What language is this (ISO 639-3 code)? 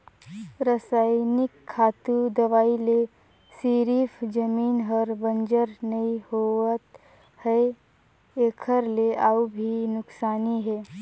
hne